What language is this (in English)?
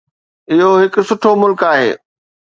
Sindhi